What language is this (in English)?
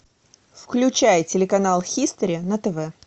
Russian